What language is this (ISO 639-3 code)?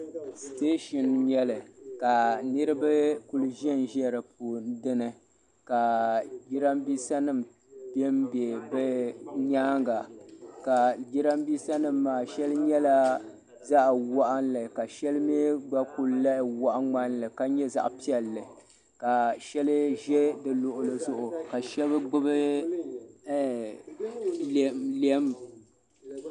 dag